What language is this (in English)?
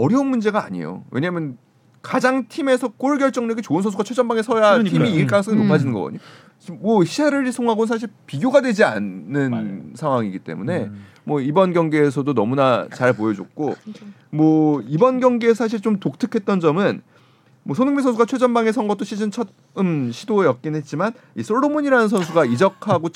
Korean